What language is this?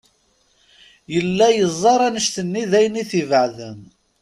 Kabyle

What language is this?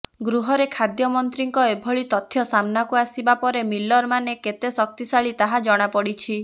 Odia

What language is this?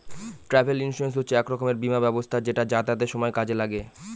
Bangla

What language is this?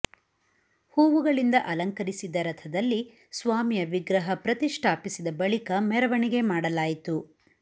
Kannada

